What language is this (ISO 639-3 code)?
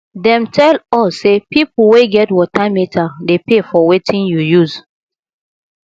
pcm